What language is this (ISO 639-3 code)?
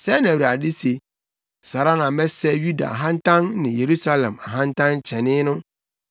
aka